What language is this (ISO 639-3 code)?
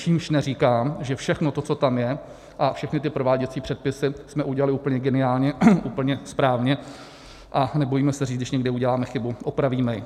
ces